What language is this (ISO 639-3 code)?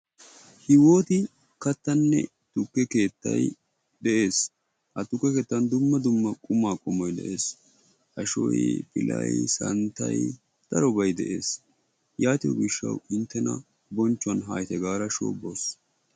wal